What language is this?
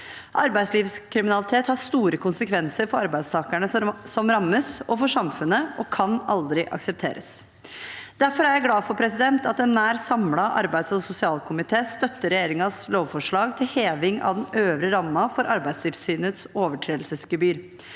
Norwegian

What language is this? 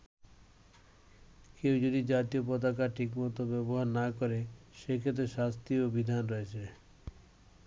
Bangla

